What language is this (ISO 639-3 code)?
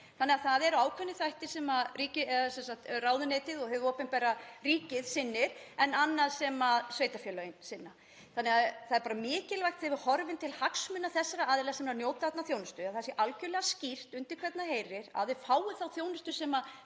isl